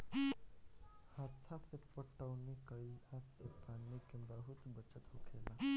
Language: Bhojpuri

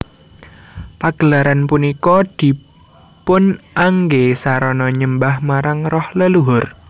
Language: Javanese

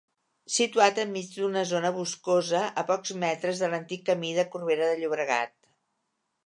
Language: Catalan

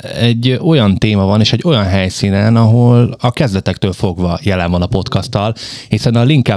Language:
Hungarian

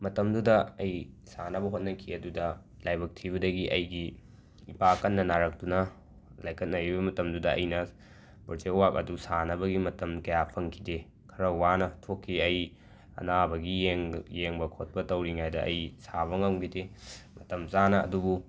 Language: Manipuri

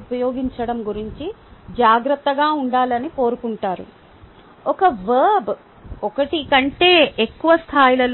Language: Telugu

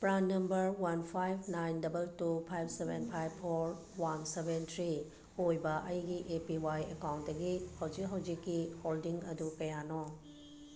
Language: Manipuri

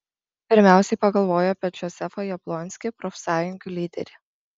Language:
Lithuanian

